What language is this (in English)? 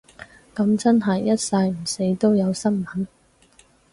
Cantonese